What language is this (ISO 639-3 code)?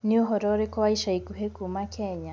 kik